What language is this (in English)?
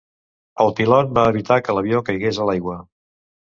Catalan